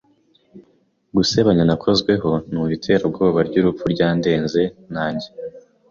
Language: Kinyarwanda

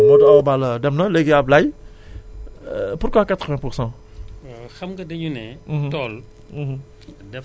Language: Wolof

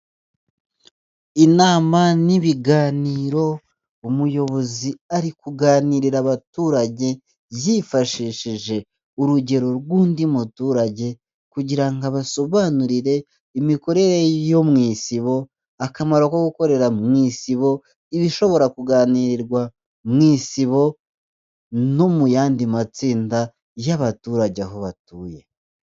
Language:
Kinyarwanda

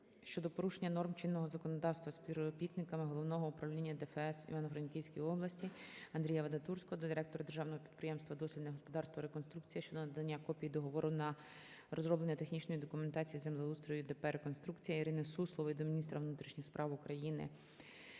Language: Ukrainian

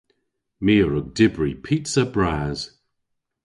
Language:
Cornish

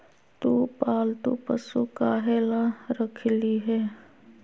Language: Magahi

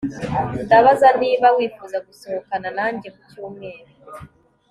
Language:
Kinyarwanda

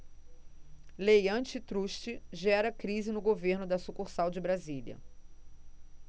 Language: Portuguese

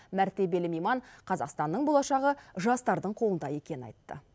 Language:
Kazakh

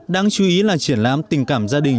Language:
Vietnamese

